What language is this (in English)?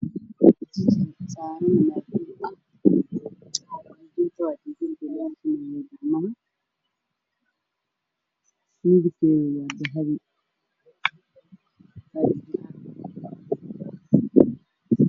Somali